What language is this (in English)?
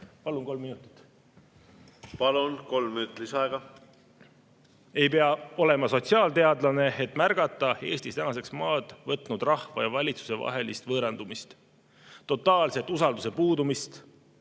Estonian